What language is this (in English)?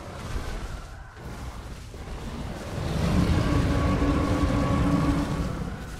Portuguese